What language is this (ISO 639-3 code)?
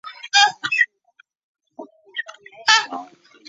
zho